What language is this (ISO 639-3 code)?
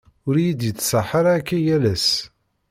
kab